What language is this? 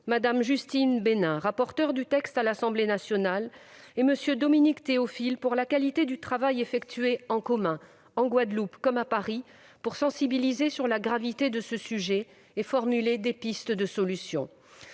French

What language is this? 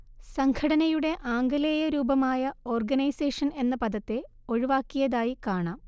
Malayalam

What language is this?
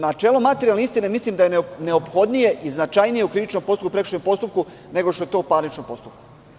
Serbian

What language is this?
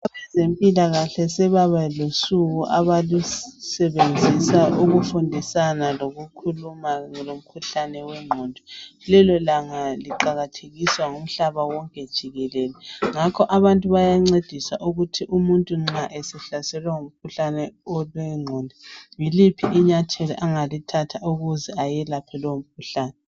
North Ndebele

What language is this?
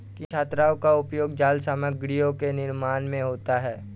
Hindi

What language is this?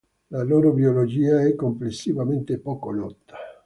Italian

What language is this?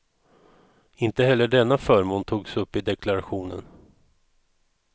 Swedish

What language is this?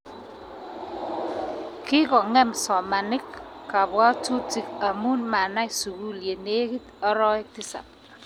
Kalenjin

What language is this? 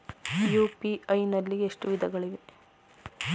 Kannada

